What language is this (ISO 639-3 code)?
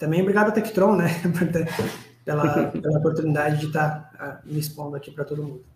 por